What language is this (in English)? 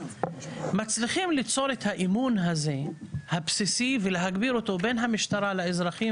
Hebrew